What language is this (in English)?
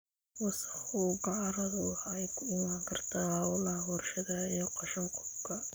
Somali